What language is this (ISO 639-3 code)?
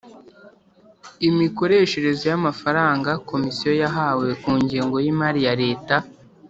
kin